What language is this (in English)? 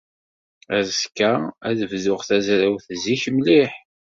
Kabyle